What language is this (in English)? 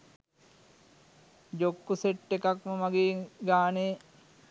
Sinhala